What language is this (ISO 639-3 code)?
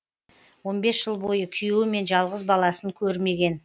kaz